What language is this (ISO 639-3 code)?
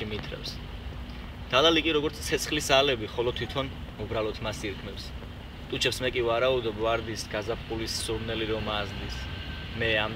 tur